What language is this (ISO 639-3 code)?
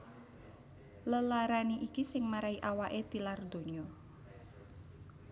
jav